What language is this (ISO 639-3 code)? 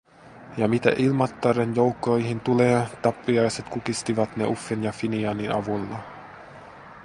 fin